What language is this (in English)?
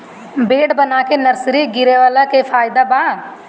Bhojpuri